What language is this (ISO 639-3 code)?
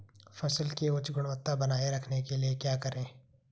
hin